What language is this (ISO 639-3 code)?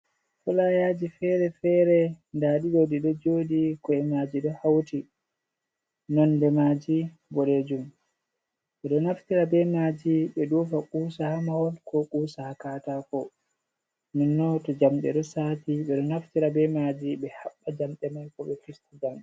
ful